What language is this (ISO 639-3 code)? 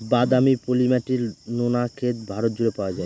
ben